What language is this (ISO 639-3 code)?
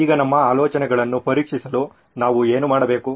kan